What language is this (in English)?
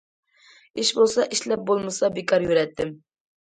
Uyghur